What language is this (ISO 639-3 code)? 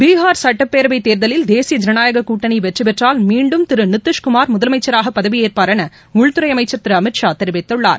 tam